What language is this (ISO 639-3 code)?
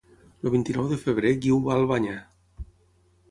cat